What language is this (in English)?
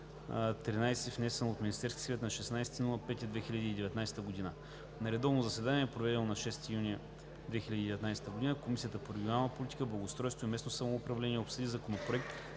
Bulgarian